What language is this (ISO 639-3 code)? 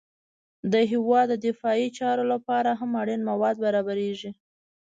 pus